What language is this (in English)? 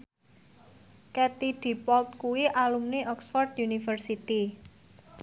Javanese